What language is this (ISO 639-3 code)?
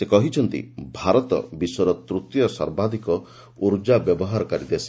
ori